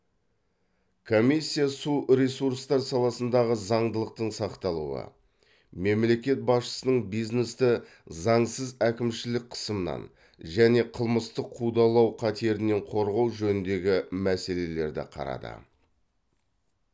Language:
Kazakh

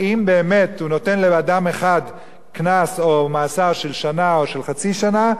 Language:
Hebrew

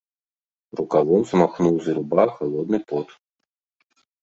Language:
Belarusian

